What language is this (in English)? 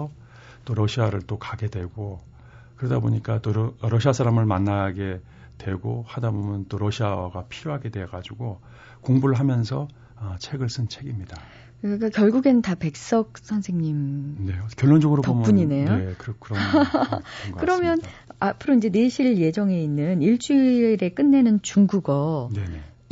Korean